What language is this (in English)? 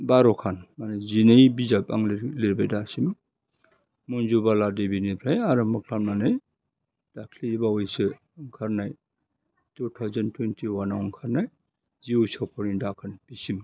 Bodo